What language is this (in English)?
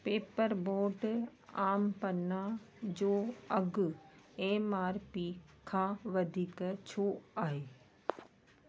Sindhi